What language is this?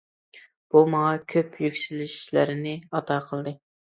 Uyghur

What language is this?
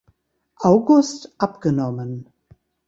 German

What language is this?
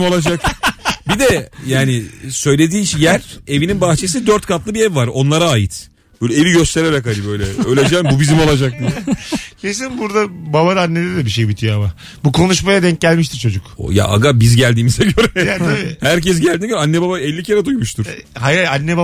Turkish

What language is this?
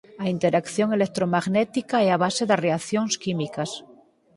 Galician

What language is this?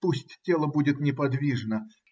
Russian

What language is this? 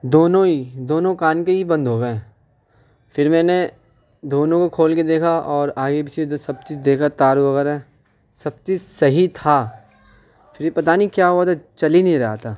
Urdu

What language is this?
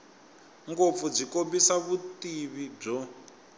Tsonga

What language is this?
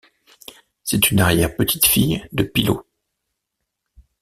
French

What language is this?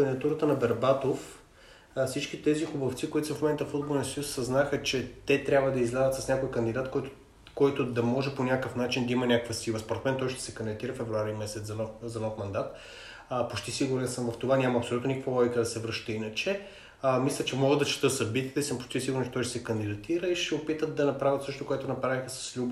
Bulgarian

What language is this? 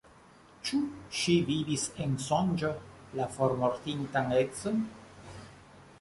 Esperanto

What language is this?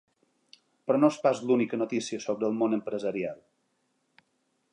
Catalan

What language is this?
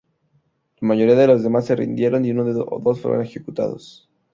Spanish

